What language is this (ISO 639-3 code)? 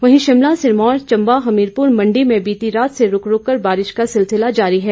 hin